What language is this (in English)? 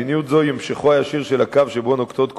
Hebrew